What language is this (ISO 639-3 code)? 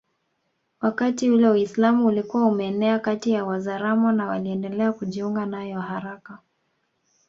swa